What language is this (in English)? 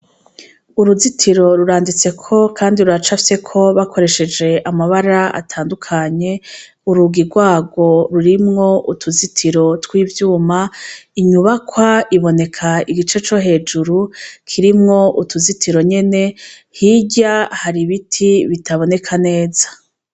Rundi